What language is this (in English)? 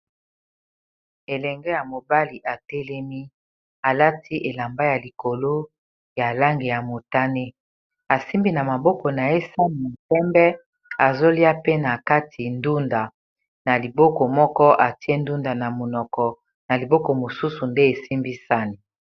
Lingala